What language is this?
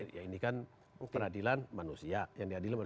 Indonesian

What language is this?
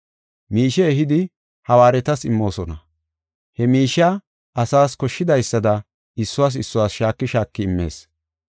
Gofa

